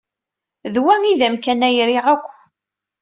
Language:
Kabyle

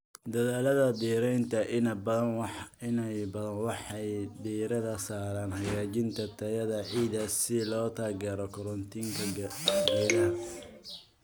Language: Somali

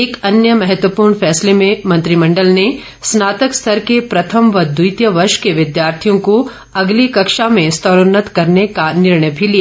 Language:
Hindi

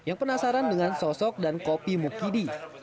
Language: Indonesian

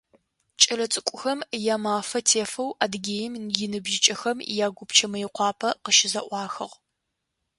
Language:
Adyghe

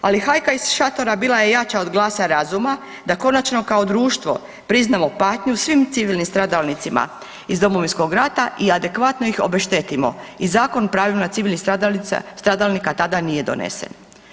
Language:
Croatian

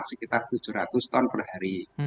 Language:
Indonesian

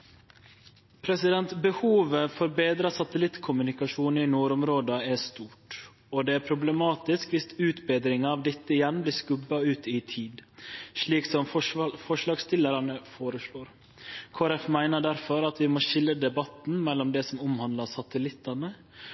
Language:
Norwegian Nynorsk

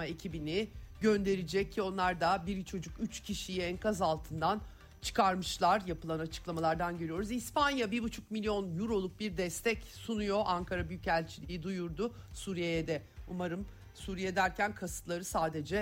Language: Turkish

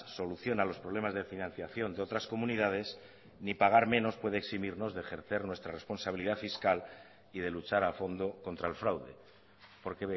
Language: Spanish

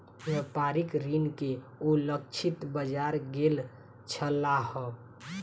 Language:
Maithili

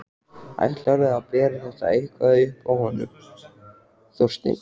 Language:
Icelandic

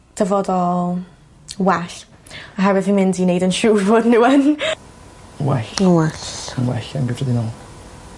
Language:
Welsh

